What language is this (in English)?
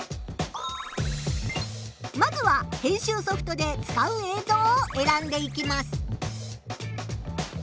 Japanese